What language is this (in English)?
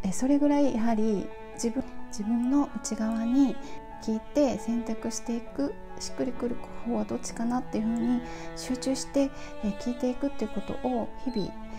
Japanese